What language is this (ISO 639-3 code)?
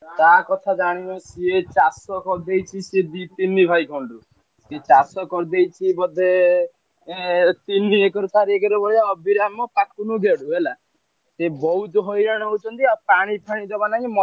ori